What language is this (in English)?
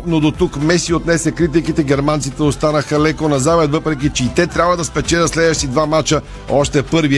Bulgarian